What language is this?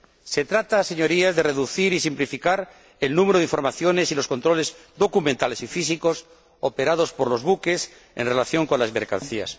Spanish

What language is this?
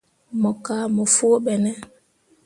Mundang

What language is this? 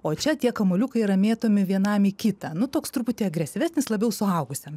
Lithuanian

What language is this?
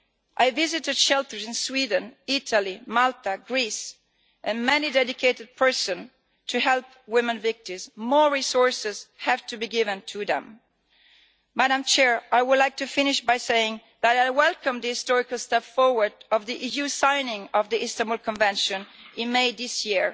English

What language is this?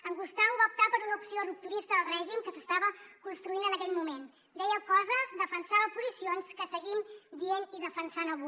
Catalan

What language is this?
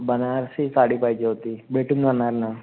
Marathi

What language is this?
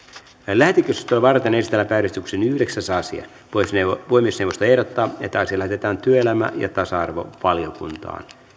Finnish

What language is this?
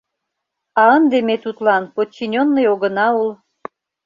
Mari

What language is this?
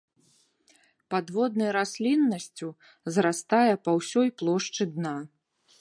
Belarusian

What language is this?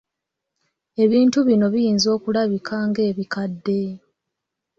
Ganda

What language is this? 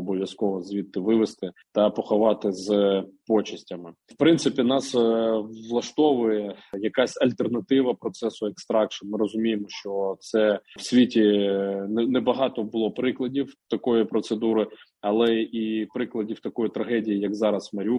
Ukrainian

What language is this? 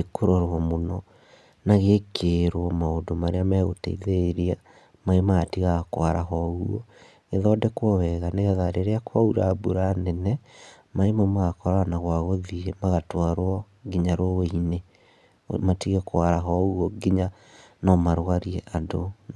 Kikuyu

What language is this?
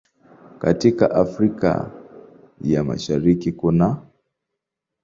Swahili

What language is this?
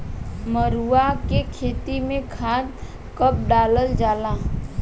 Bhojpuri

